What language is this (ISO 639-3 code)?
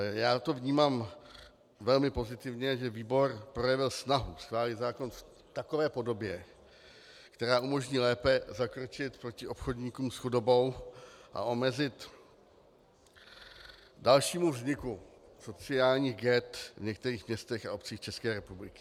ces